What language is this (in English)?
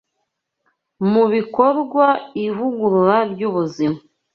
Kinyarwanda